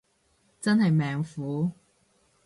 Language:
Cantonese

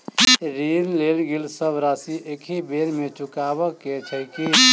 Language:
Maithili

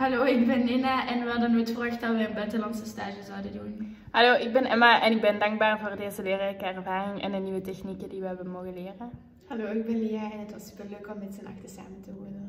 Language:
Dutch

